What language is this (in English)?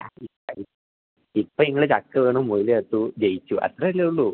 Malayalam